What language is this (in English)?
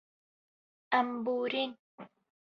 Kurdish